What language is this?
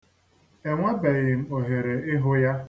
Igbo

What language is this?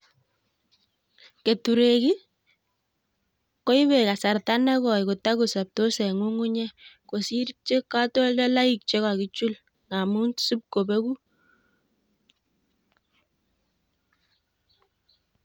Kalenjin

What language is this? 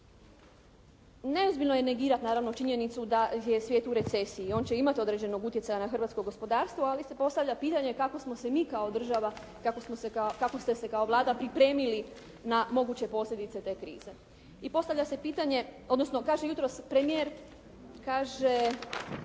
Croatian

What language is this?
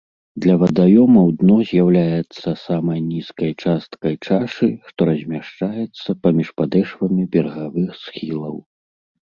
Belarusian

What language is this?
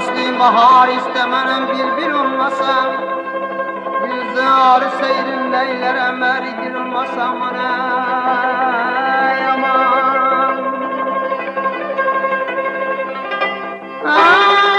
Uzbek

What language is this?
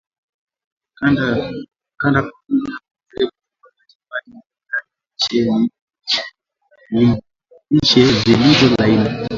Swahili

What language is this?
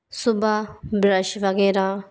Hindi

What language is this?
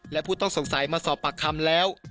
Thai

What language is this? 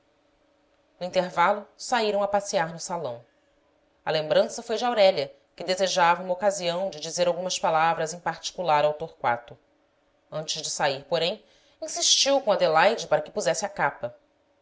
Portuguese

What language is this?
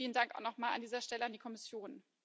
German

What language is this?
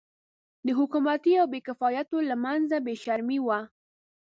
Pashto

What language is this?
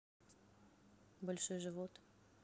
Russian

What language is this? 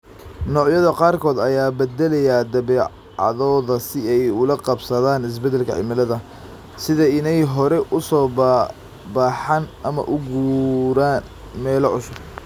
Somali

